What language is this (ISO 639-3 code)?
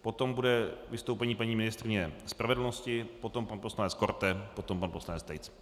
ces